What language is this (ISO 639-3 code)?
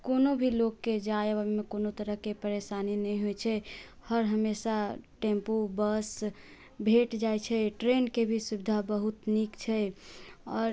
mai